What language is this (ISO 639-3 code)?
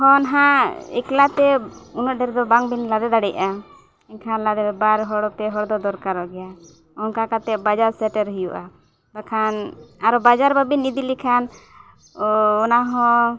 sat